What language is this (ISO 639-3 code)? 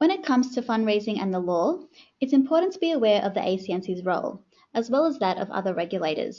eng